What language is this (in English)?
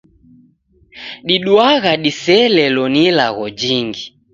Taita